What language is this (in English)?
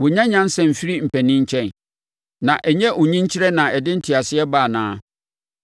Akan